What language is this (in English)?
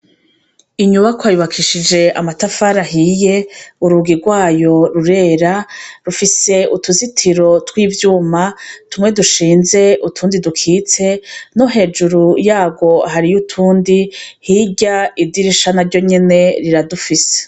Rundi